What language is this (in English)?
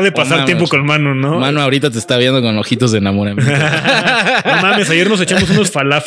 Spanish